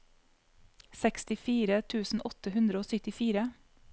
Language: Norwegian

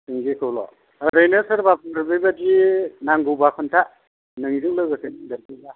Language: Bodo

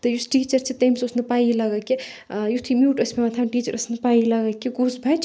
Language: Kashmiri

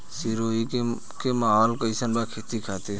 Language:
Bhojpuri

